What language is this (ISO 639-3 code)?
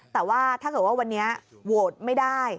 tha